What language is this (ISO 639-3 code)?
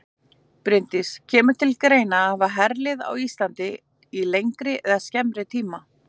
isl